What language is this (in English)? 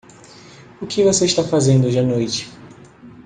Portuguese